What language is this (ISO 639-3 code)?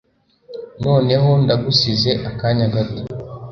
kin